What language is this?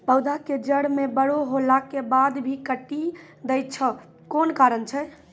Maithili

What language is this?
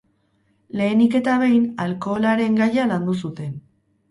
Basque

